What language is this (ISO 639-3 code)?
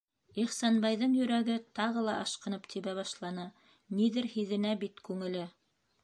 bak